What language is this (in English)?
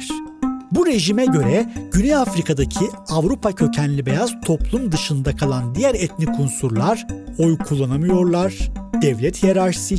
Turkish